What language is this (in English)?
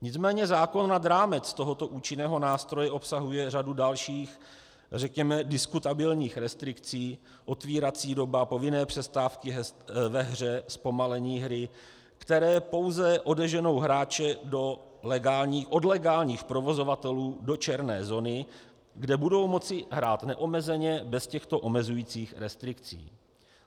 Czech